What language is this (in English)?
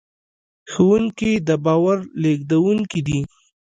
Pashto